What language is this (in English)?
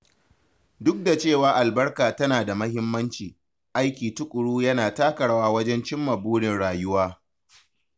Hausa